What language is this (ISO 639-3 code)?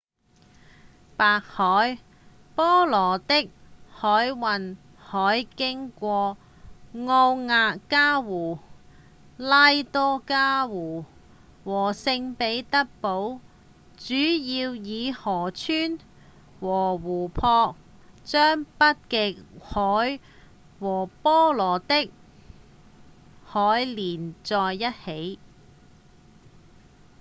yue